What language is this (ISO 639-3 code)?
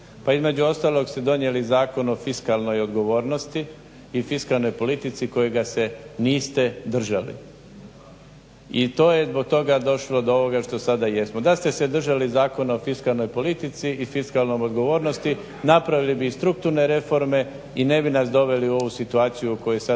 hrv